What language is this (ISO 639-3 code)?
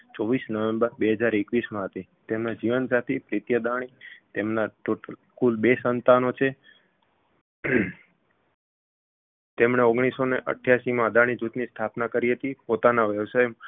guj